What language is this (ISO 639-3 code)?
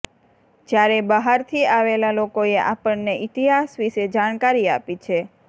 guj